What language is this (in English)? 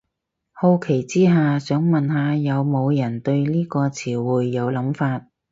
Cantonese